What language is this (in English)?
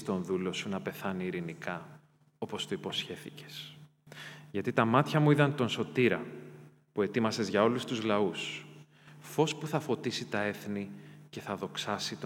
Greek